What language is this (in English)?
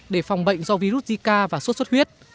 Vietnamese